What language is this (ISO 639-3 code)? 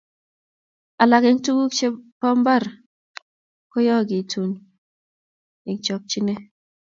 kln